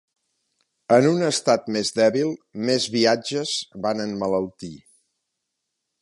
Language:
Catalan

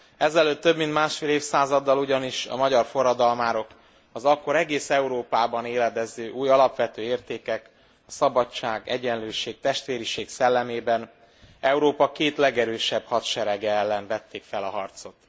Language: Hungarian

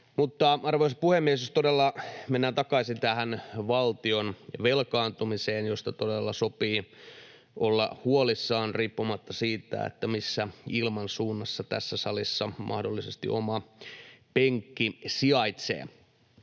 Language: Finnish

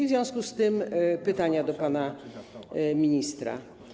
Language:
Polish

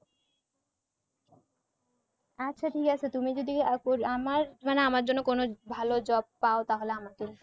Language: Bangla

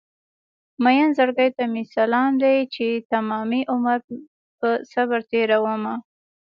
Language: Pashto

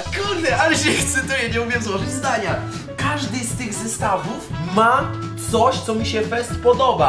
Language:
Polish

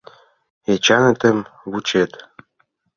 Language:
Mari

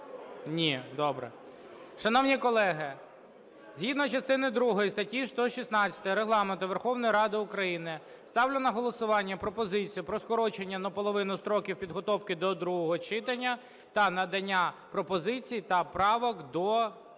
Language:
Ukrainian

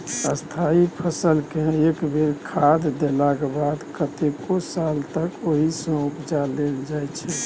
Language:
Maithili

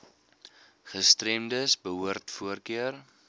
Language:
Afrikaans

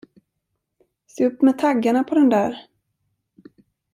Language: Swedish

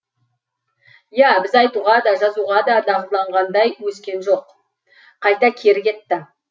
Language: Kazakh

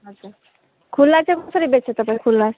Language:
Nepali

